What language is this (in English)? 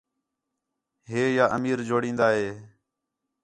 Khetrani